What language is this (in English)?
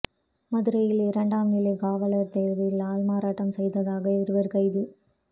Tamil